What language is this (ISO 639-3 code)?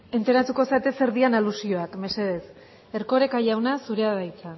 eus